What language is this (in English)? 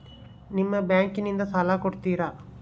Kannada